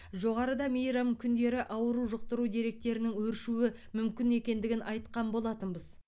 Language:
Kazakh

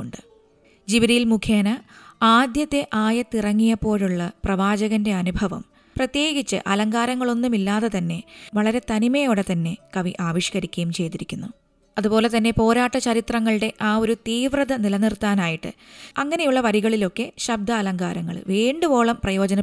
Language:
Malayalam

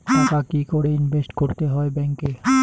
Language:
Bangla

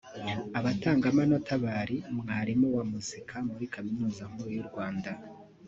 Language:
Kinyarwanda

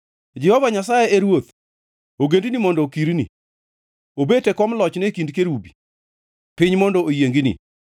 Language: Luo (Kenya and Tanzania)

